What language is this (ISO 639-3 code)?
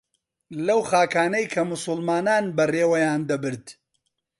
ckb